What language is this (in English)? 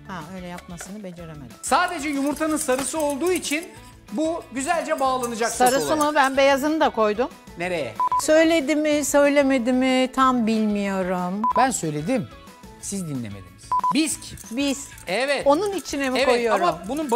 Turkish